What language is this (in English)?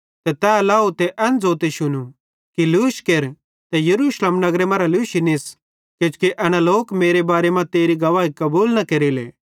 Bhadrawahi